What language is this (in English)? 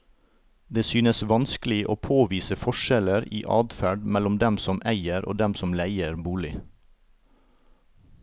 Norwegian